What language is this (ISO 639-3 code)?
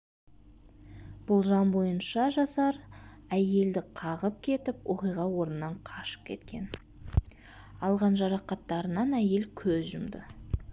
kaz